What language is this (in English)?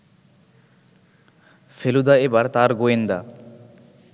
Bangla